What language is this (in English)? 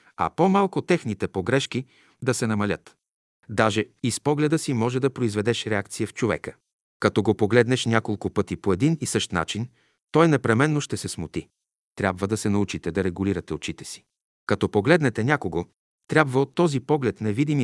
Bulgarian